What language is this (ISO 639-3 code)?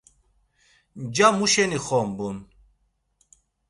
lzz